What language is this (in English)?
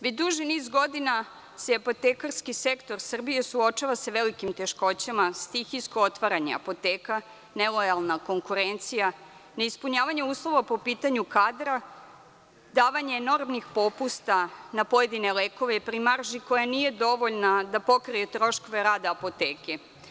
Serbian